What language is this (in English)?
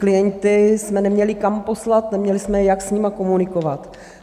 Czech